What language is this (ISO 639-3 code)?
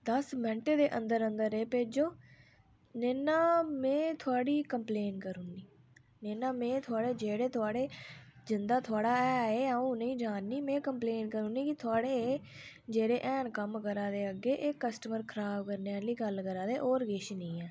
doi